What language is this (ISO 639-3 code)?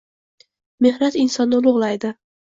uzb